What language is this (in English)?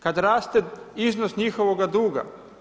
Croatian